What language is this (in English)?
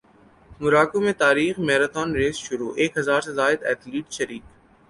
Urdu